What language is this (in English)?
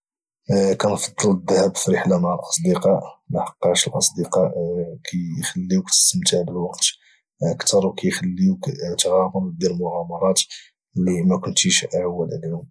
Moroccan Arabic